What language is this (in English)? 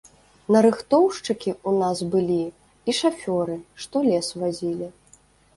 Belarusian